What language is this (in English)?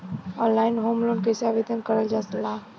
Bhojpuri